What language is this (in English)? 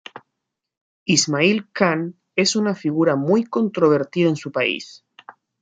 Spanish